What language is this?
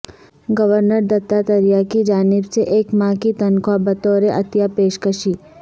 Urdu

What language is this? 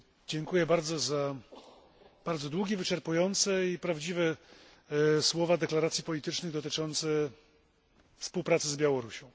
Polish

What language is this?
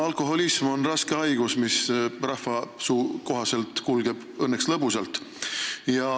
Estonian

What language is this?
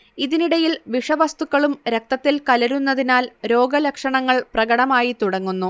Malayalam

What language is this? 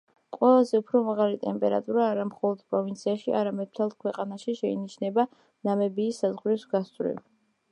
Georgian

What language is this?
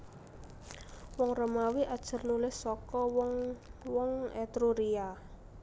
Javanese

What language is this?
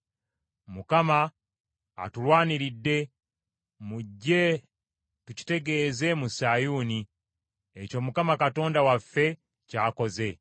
Ganda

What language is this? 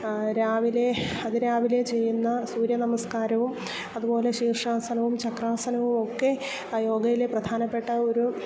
Malayalam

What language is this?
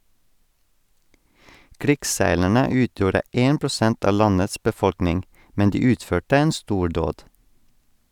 Norwegian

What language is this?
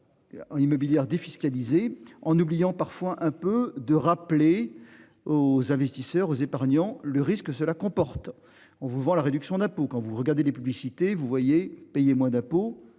French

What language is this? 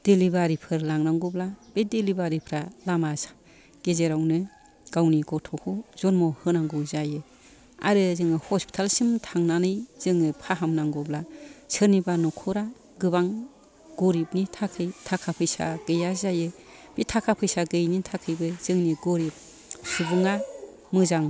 Bodo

